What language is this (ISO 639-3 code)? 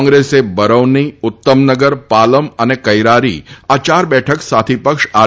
guj